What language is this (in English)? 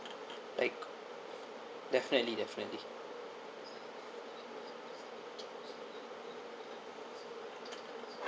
English